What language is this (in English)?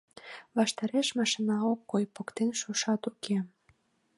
Mari